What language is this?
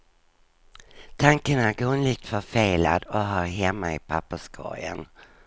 Swedish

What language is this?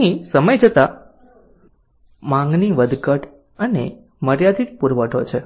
Gujarati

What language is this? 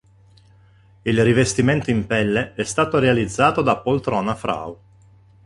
Italian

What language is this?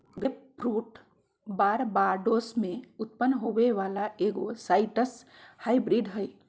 Magahi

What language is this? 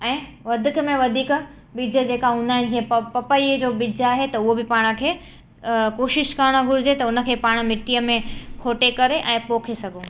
Sindhi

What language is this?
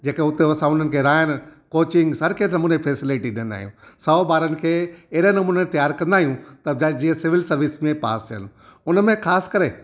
Sindhi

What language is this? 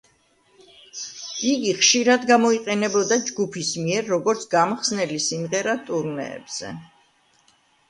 Georgian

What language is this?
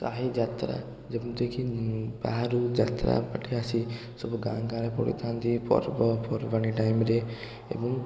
Odia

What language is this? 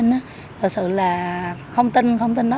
Vietnamese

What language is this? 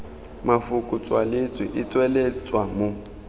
Tswana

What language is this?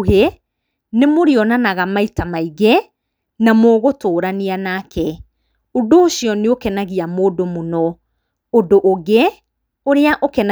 Kikuyu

